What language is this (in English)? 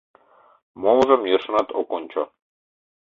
Mari